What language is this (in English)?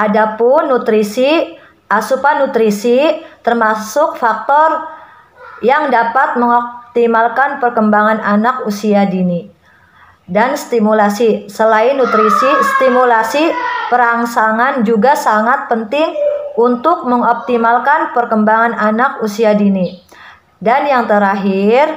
Indonesian